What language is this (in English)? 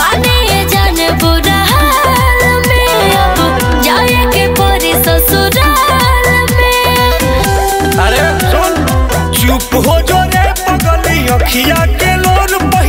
Hindi